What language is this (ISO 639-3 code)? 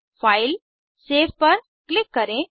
hin